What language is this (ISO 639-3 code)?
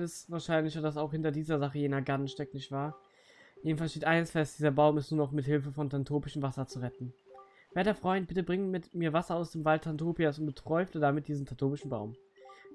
deu